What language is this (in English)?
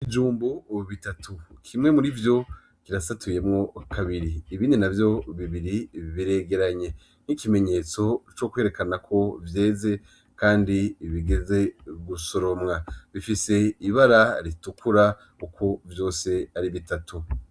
Rundi